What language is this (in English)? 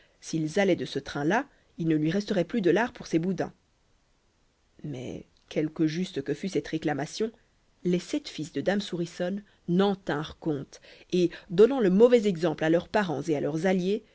French